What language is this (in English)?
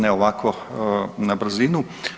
Croatian